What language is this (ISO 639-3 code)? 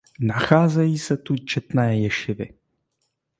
ces